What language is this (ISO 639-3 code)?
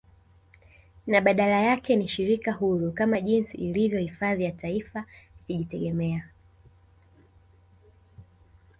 swa